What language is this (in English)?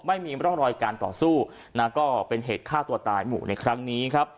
Thai